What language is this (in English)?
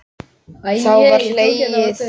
Icelandic